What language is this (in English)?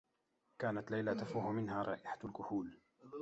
Arabic